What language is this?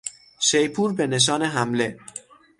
Persian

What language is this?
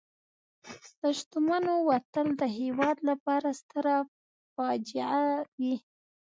Pashto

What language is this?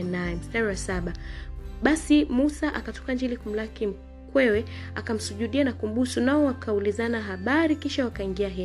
Swahili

